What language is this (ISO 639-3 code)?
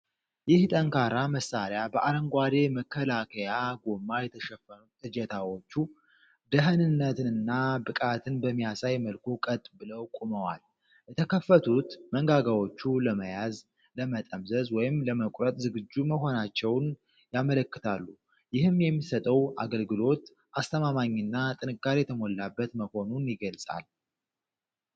amh